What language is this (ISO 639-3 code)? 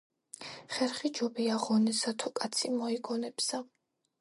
kat